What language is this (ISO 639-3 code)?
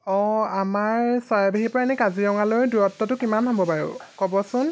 asm